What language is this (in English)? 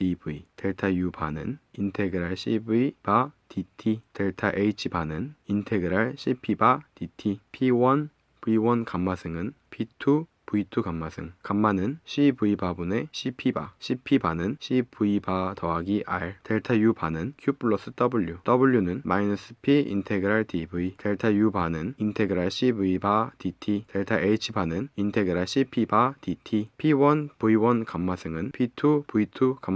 Korean